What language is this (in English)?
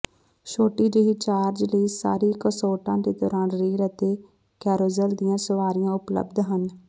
Punjabi